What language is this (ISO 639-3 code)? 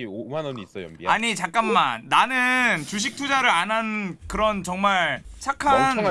kor